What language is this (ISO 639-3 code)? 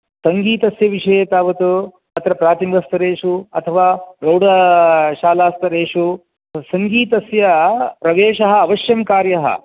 san